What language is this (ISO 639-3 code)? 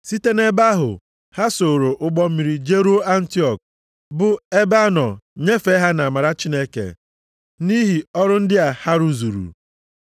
ibo